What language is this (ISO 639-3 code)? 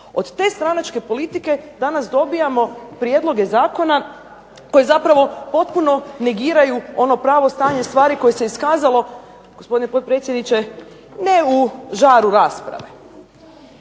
hrv